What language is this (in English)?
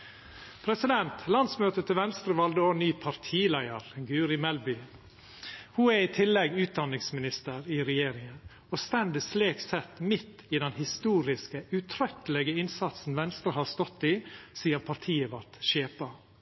Norwegian Nynorsk